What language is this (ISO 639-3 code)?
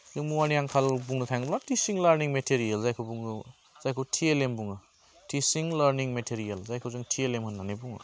brx